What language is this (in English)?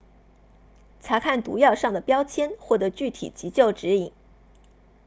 Chinese